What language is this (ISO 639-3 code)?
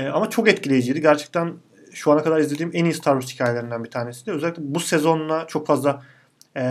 tur